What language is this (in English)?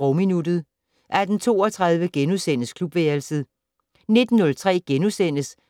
Danish